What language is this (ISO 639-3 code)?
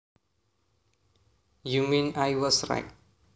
jav